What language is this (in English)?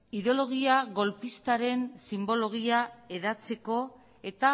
Basque